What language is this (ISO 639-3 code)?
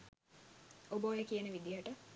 sin